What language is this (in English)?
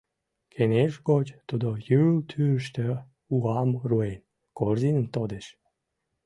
Mari